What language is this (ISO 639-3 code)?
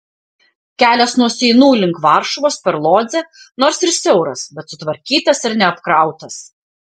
lit